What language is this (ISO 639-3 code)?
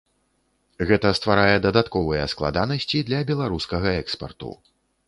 bel